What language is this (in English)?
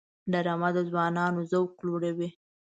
Pashto